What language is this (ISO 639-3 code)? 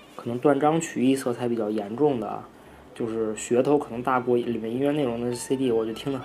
zho